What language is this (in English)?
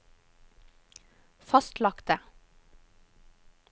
Norwegian